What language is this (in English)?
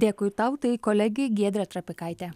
Lithuanian